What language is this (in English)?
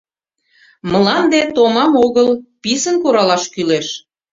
Mari